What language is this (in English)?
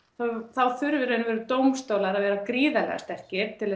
Icelandic